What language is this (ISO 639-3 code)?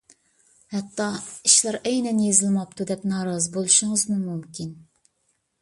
uig